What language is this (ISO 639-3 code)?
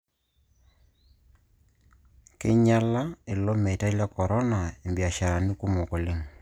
mas